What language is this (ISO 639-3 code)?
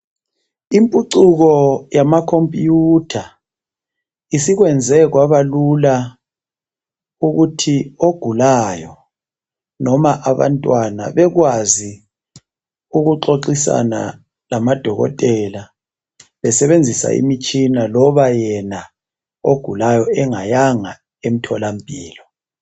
nde